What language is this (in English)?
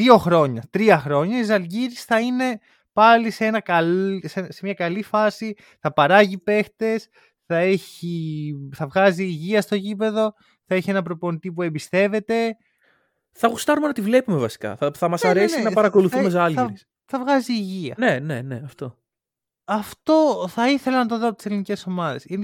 Greek